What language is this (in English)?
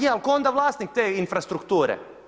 Croatian